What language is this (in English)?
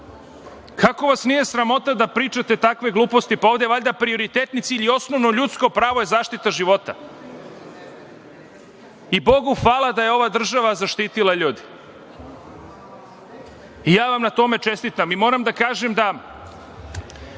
Serbian